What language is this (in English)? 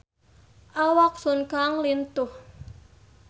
Sundanese